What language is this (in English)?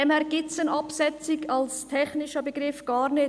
Swiss German